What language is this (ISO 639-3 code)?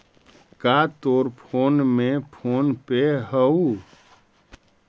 mag